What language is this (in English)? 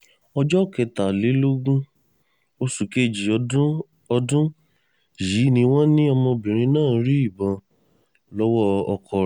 Yoruba